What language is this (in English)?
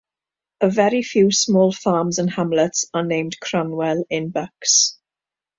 English